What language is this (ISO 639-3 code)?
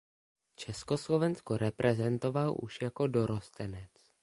ces